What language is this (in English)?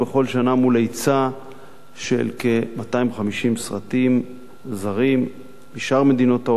Hebrew